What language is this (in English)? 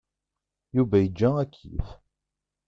Kabyle